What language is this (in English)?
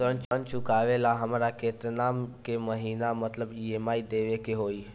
Bhojpuri